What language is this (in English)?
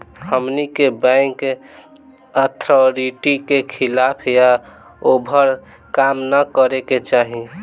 Bhojpuri